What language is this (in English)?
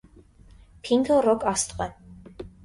Armenian